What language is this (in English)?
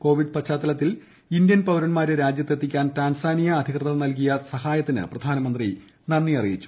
Malayalam